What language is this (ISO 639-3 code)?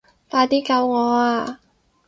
yue